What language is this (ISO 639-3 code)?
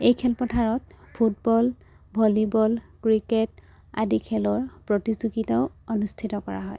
asm